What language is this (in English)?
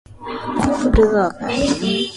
Swahili